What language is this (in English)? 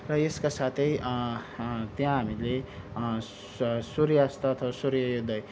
Nepali